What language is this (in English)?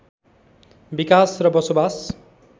Nepali